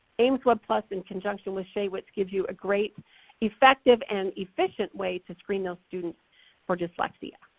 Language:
English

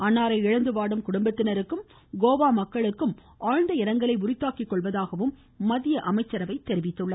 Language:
Tamil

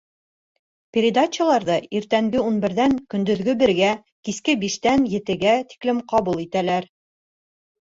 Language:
Bashkir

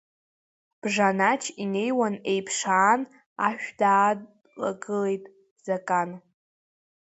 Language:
Abkhazian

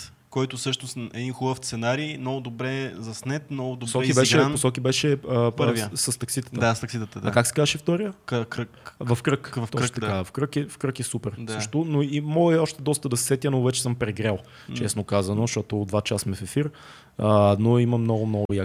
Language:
Bulgarian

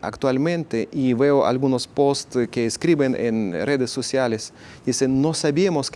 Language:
Spanish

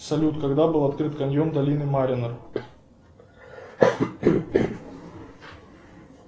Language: Russian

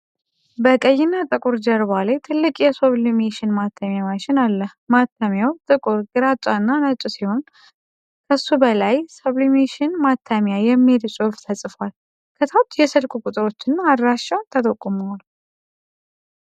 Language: Amharic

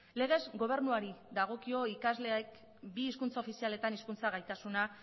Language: Basque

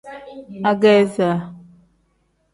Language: Tem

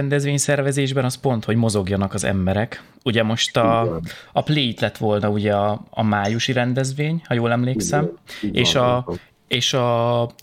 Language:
Hungarian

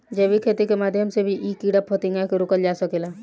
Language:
Bhojpuri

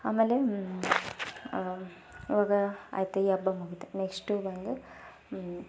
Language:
Kannada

